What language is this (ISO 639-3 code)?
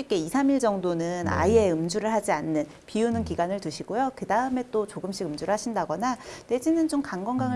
kor